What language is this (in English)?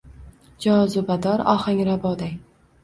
Uzbek